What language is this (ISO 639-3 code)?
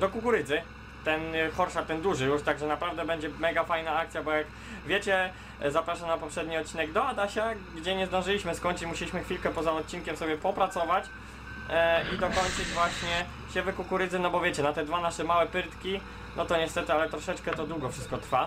pol